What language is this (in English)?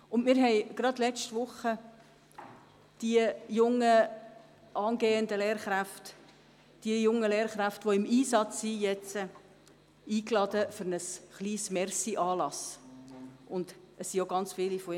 Swiss German